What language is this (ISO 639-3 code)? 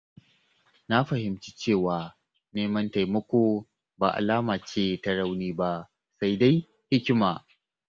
hau